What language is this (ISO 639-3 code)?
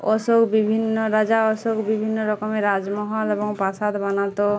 ben